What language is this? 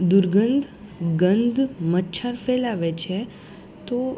Gujarati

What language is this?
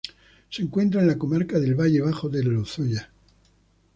Spanish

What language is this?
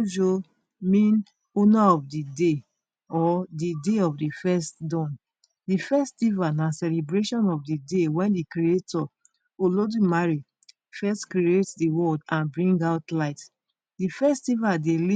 Nigerian Pidgin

